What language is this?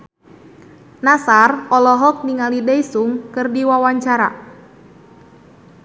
Sundanese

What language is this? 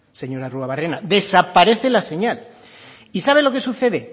Spanish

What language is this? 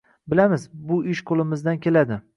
Uzbek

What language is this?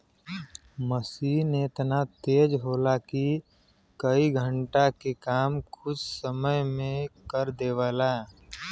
Bhojpuri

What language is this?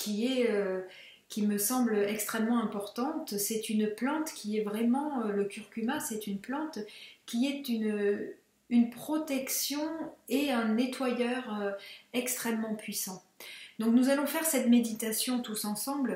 French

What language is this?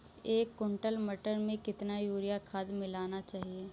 Hindi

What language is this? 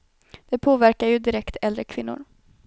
Swedish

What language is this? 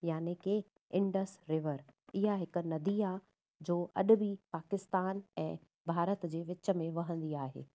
Sindhi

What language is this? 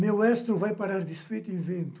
Portuguese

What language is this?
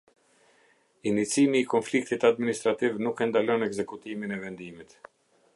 Albanian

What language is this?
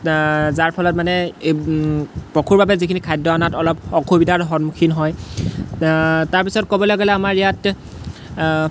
Assamese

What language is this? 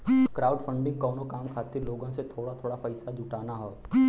Bhojpuri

